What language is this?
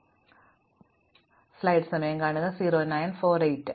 Malayalam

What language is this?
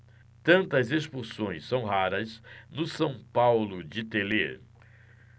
Portuguese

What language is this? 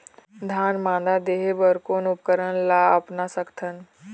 Chhattisgarhi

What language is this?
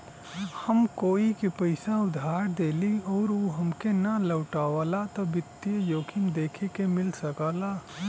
Bhojpuri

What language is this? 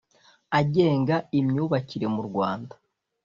Kinyarwanda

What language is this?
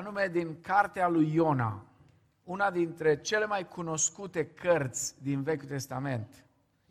Romanian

